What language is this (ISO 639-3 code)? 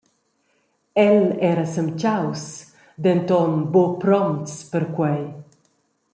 roh